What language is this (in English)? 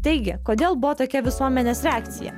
Lithuanian